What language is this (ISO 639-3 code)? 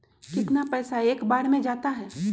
mag